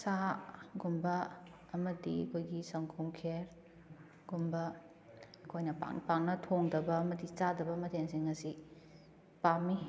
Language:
Manipuri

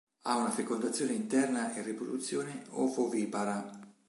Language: Italian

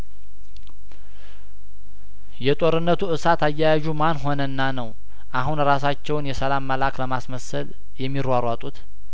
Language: Amharic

